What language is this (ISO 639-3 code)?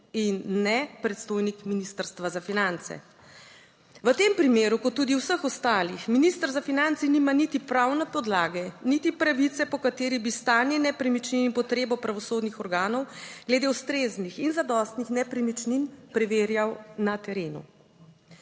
slv